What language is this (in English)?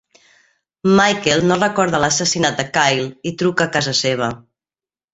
Catalan